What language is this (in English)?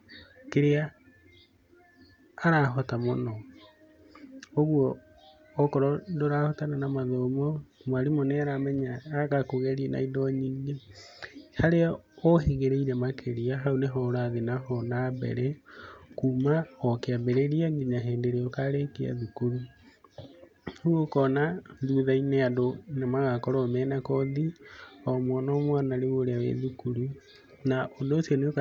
Kikuyu